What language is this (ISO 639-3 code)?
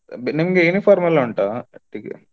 kan